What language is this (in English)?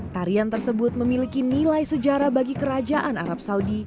Indonesian